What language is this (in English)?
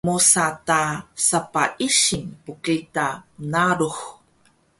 Taroko